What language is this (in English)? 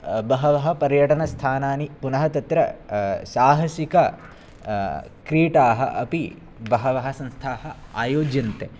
Sanskrit